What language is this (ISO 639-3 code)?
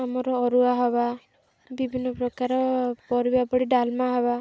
ori